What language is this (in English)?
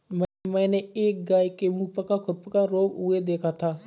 Hindi